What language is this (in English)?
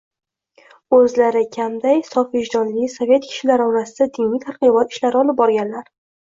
Uzbek